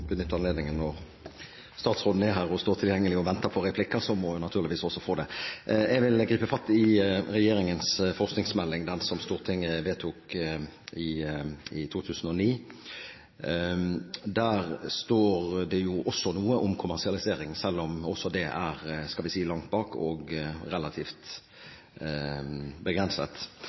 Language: Norwegian Bokmål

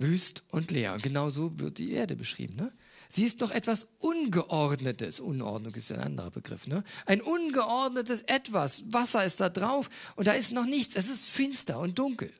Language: German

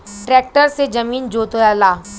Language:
Bhojpuri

